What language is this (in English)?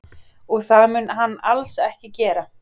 Icelandic